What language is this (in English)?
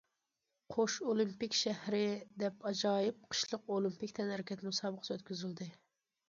Uyghur